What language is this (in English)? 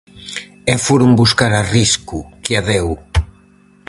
Galician